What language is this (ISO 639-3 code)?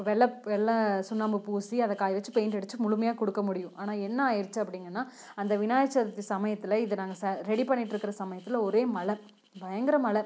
tam